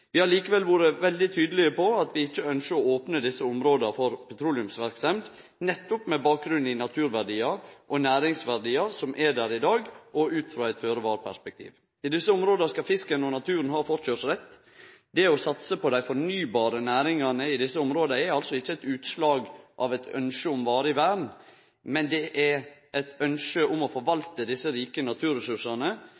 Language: Norwegian Nynorsk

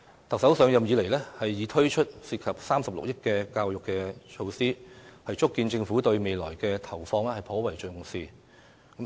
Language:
Cantonese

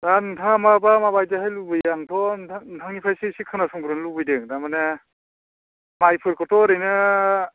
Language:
Bodo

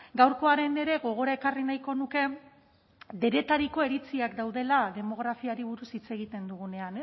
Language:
Basque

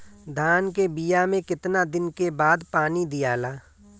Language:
Bhojpuri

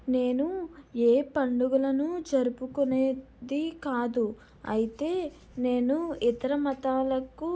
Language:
Telugu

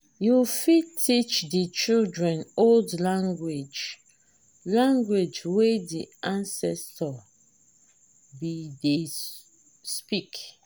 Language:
Nigerian Pidgin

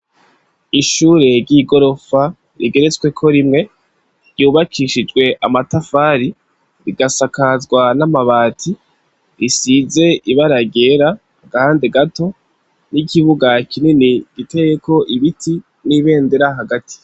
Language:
Rundi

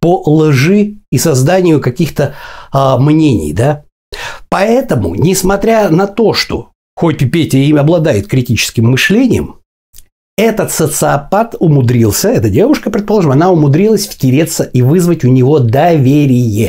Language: Russian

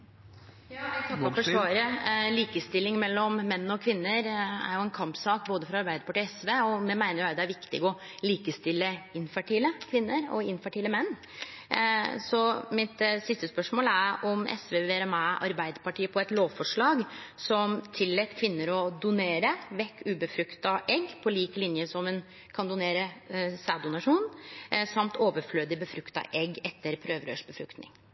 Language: Norwegian Nynorsk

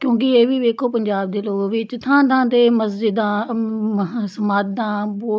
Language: Punjabi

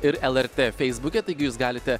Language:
Lithuanian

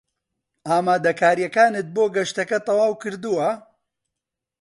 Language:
Central Kurdish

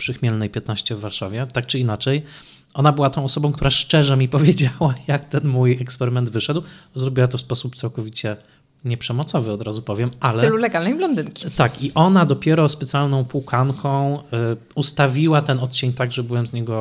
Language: Polish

